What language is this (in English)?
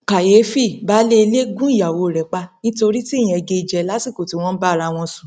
Yoruba